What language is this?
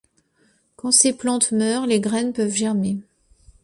French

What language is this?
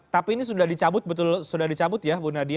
Indonesian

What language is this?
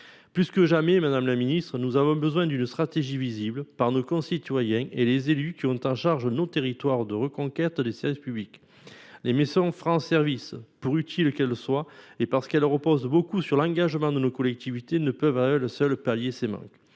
French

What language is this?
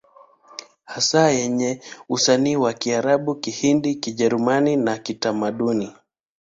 Swahili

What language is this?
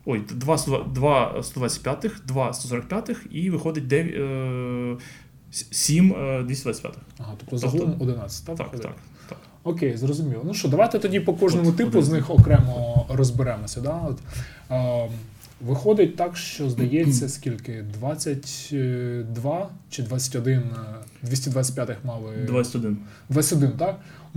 Ukrainian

